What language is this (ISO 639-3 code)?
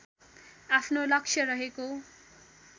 nep